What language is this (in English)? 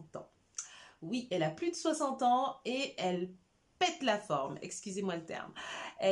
French